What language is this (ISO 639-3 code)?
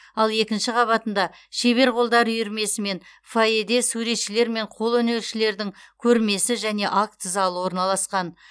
kaz